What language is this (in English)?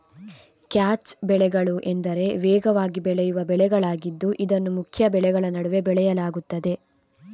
Kannada